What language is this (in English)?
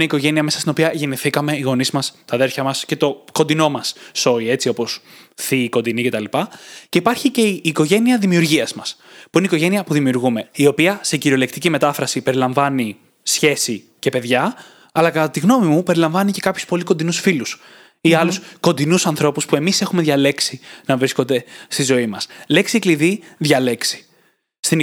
Greek